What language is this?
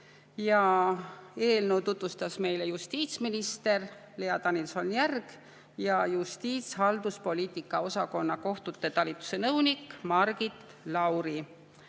Estonian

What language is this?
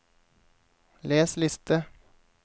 Norwegian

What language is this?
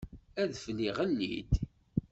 Kabyle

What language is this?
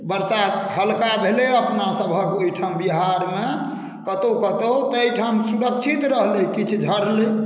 Maithili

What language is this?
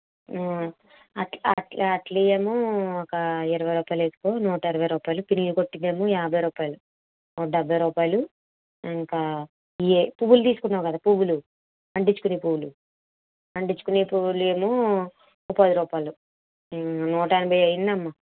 Telugu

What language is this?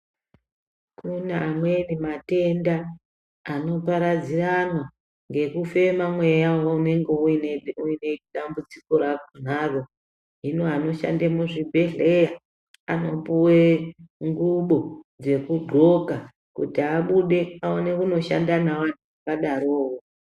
Ndau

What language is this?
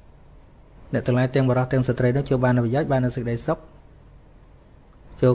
Vietnamese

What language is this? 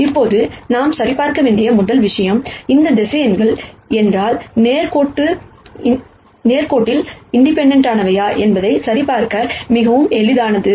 Tamil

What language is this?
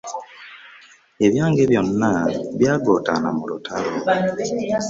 Ganda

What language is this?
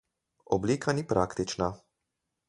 Slovenian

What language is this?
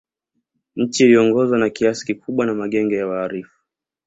Swahili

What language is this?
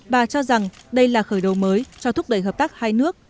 Vietnamese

